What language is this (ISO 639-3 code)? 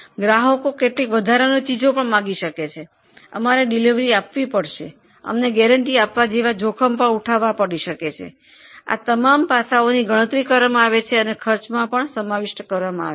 guj